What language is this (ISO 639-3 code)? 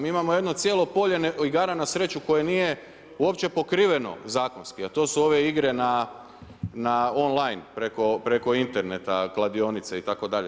hrv